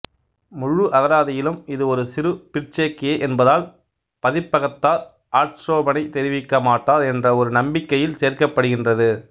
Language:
Tamil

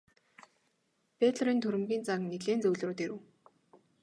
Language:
Mongolian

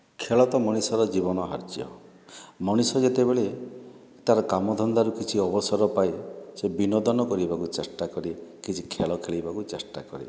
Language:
Odia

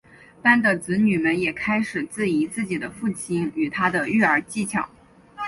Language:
Chinese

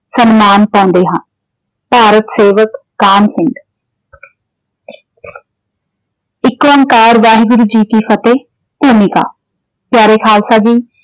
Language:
Punjabi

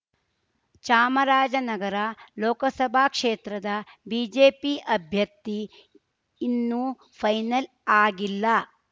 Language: Kannada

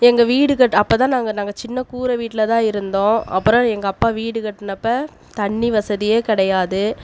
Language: Tamil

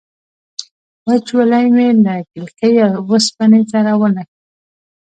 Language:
Pashto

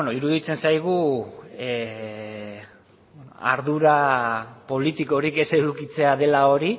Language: Basque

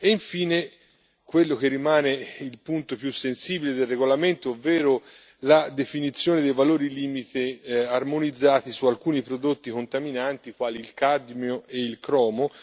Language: Italian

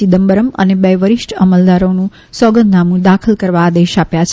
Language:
Gujarati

